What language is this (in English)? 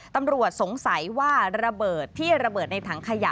Thai